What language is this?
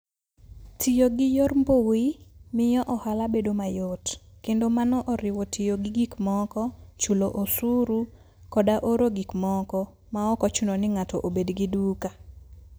Luo (Kenya and Tanzania)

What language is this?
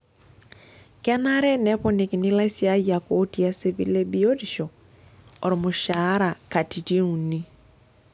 Masai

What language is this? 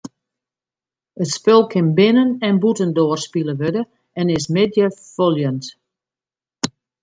Western Frisian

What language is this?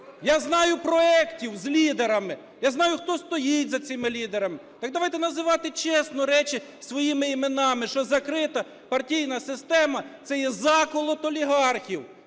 Ukrainian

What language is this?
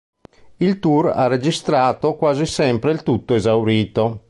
Italian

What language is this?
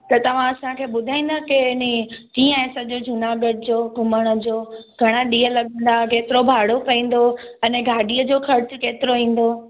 Sindhi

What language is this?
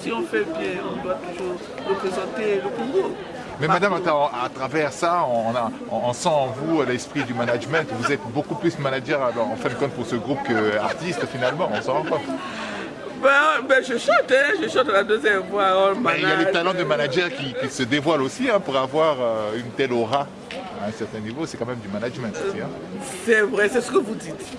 French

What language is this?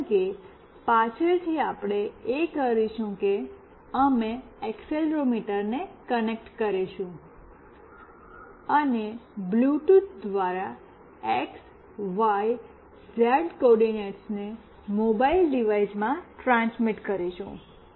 Gujarati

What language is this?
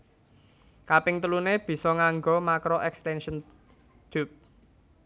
Javanese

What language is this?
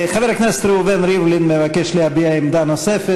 Hebrew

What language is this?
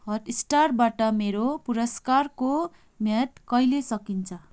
Nepali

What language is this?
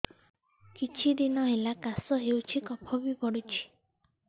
Odia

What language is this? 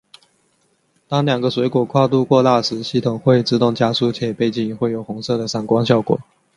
Chinese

